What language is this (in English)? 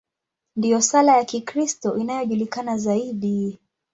Swahili